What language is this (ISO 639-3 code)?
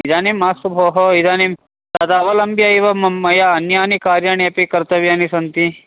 san